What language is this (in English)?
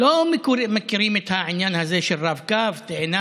Hebrew